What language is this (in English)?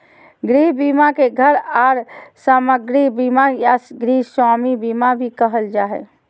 Magahi